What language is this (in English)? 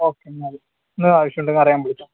Malayalam